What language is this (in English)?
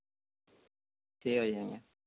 Odia